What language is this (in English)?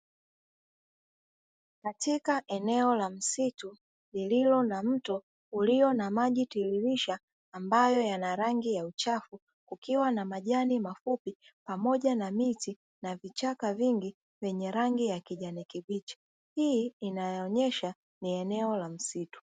Swahili